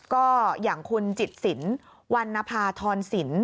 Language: Thai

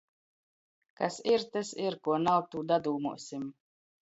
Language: Latgalian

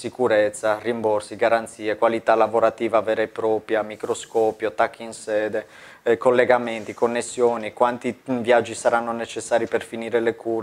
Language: Italian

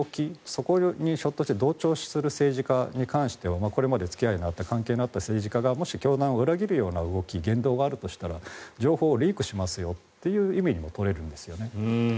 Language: Japanese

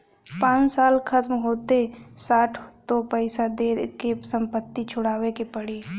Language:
Bhojpuri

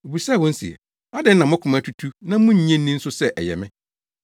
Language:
Akan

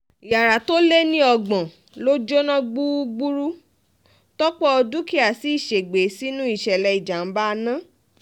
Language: Yoruba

